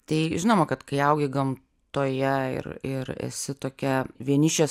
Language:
Lithuanian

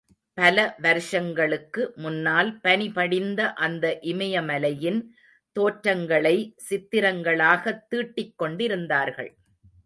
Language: Tamil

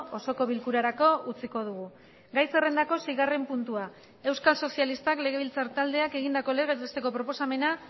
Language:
Basque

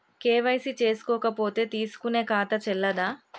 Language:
Telugu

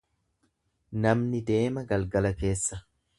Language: Oromo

